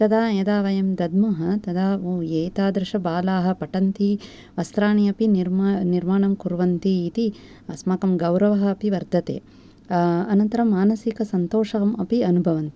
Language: Sanskrit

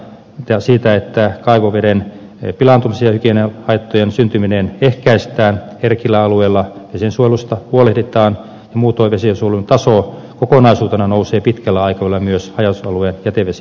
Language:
Finnish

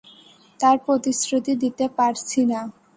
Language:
Bangla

